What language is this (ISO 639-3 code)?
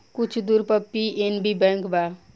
bho